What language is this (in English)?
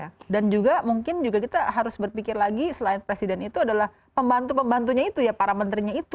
Indonesian